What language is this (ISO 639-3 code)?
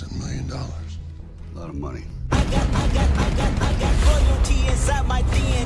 eng